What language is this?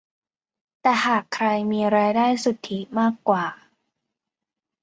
Thai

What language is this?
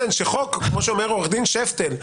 Hebrew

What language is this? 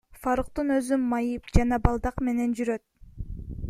Kyrgyz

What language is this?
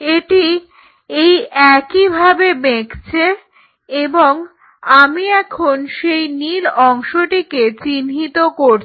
Bangla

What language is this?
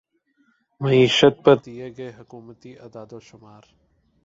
Urdu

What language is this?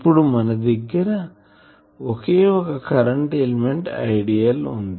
Telugu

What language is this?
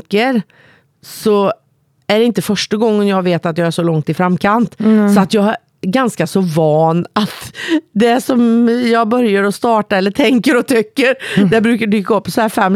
Swedish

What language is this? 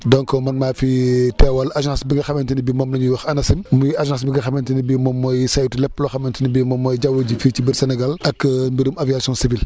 Wolof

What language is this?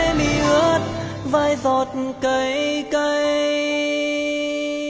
Vietnamese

